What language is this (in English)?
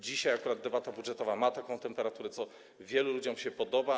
Polish